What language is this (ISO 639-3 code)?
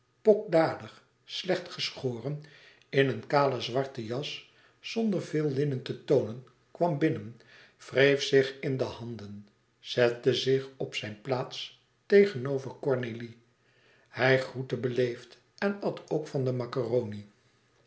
nld